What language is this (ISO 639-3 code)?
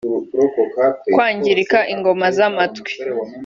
kin